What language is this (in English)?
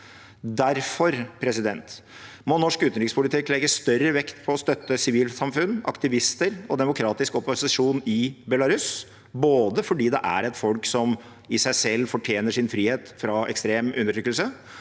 Norwegian